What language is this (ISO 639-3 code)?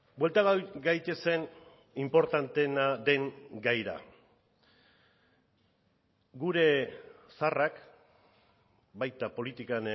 eus